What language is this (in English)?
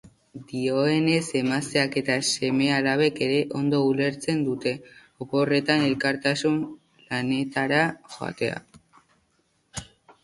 Basque